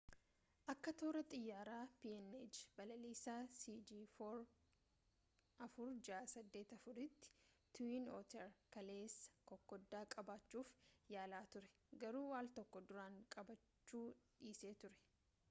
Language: Oromo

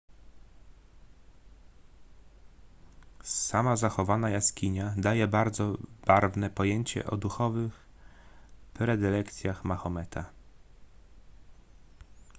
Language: Polish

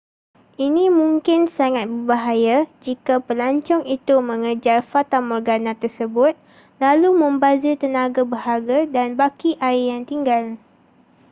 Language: Malay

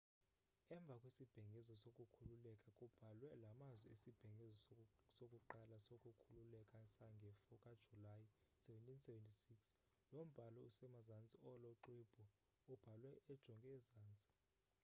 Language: Xhosa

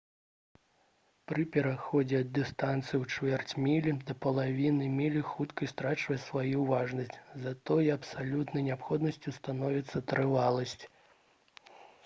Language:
Belarusian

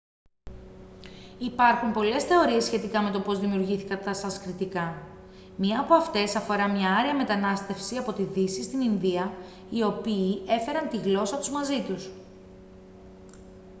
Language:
Greek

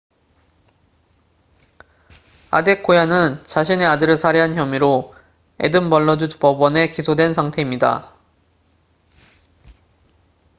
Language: Korean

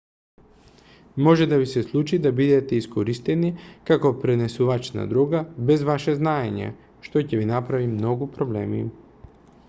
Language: Macedonian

